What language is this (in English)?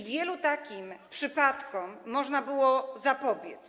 Polish